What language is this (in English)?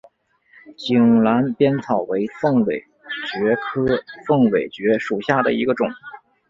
Chinese